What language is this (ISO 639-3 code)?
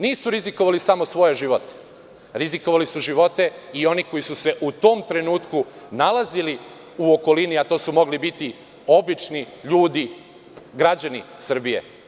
srp